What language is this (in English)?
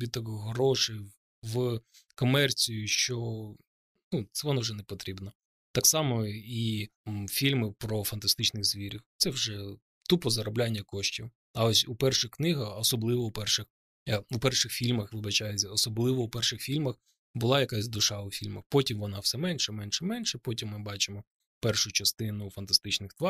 Ukrainian